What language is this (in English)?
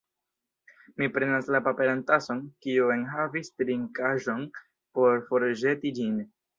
Esperanto